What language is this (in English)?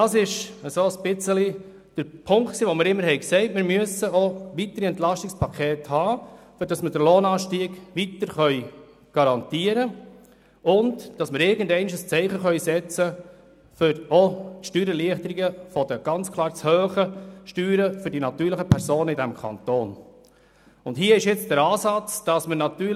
Swiss German